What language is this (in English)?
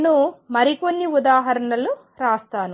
Telugu